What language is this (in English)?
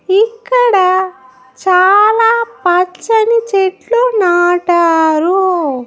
Telugu